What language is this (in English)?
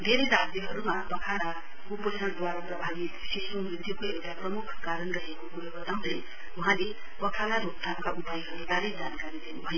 Nepali